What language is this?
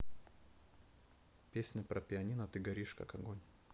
Russian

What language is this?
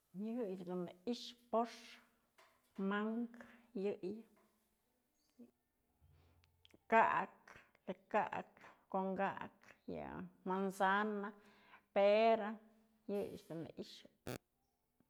Mazatlán Mixe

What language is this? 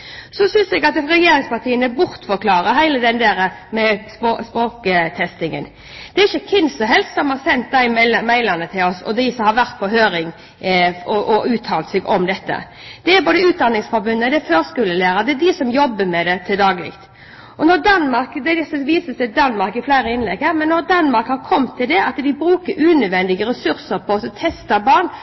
Norwegian Bokmål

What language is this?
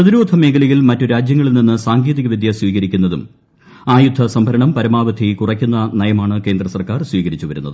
Malayalam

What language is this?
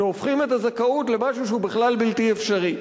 Hebrew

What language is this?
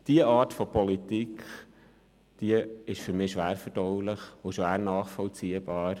Swiss German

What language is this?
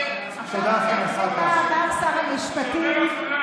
Hebrew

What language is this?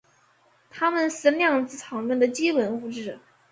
Chinese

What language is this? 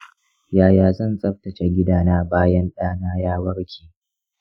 Hausa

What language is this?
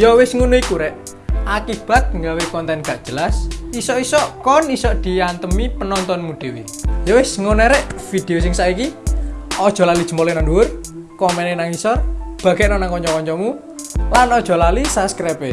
Indonesian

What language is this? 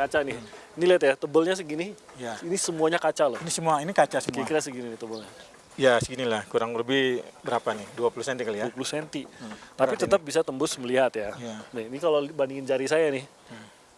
Indonesian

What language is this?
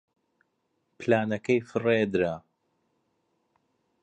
Central Kurdish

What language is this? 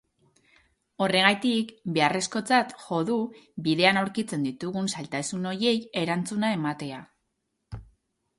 Basque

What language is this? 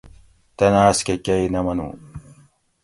Gawri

